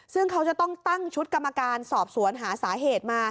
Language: Thai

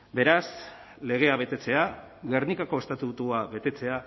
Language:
Basque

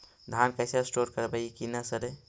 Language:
Magahi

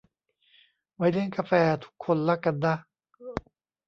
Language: Thai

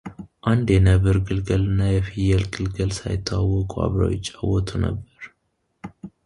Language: Amharic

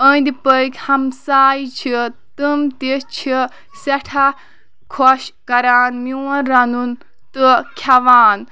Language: Kashmiri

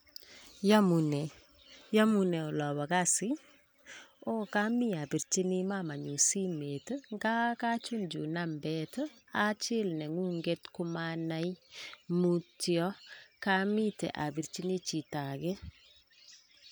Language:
Kalenjin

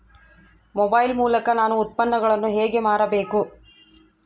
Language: Kannada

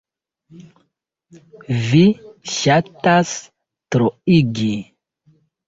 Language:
Esperanto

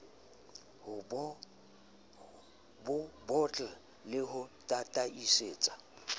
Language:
Southern Sotho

